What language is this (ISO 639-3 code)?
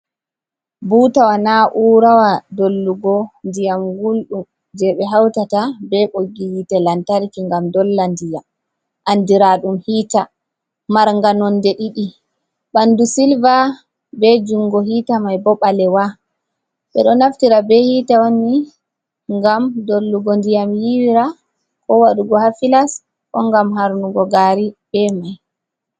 ful